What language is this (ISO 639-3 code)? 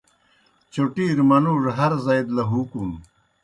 plk